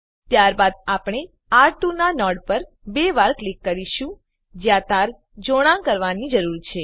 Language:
Gujarati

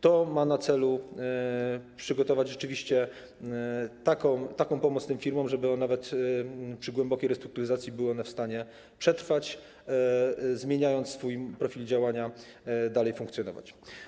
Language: Polish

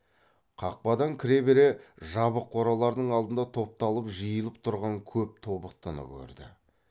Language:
Kazakh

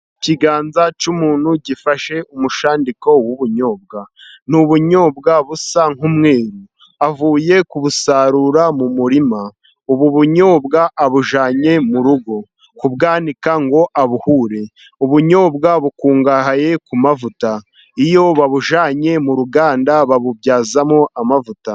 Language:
Kinyarwanda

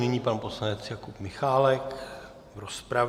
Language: Czech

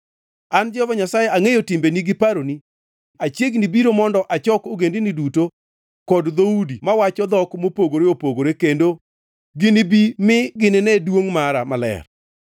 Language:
Luo (Kenya and Tanzania)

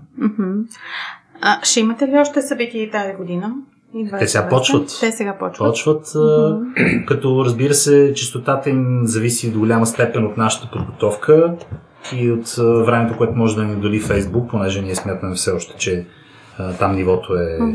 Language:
Bulgarian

